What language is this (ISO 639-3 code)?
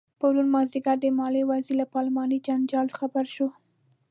pus